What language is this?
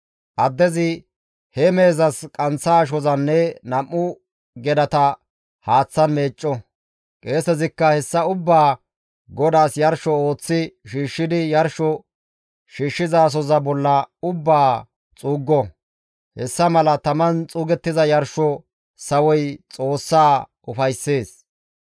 Gamo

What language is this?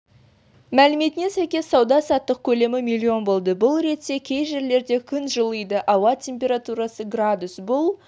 Kazakh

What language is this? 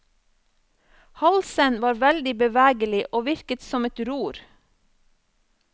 Norwegian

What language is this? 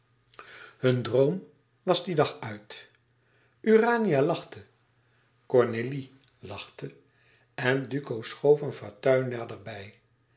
Dutch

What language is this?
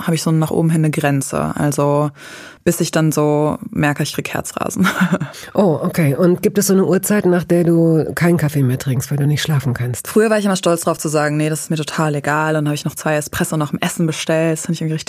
German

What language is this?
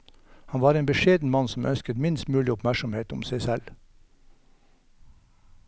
Norwegian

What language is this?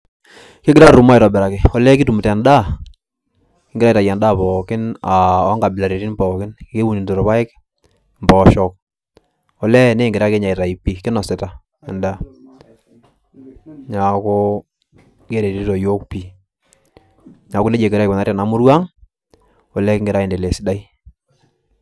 Masai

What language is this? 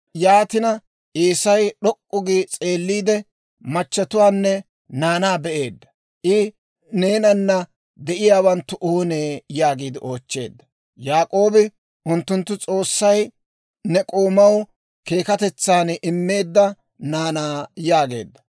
Dawro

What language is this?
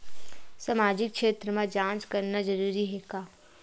Chhattisgarhi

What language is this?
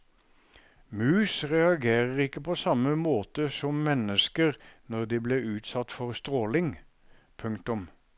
Norwegian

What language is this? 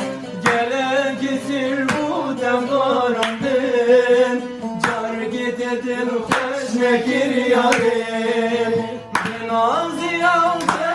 Turkish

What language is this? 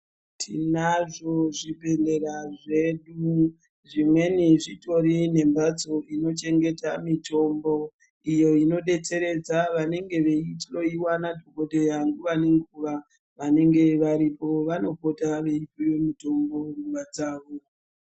Ndau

